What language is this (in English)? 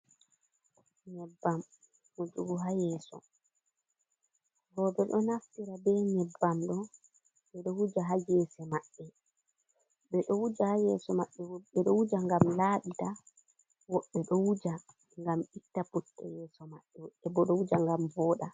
Fula